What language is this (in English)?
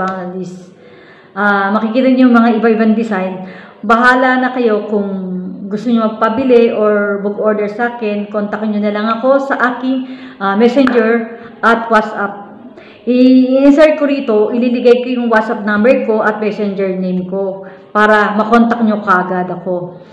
Filipino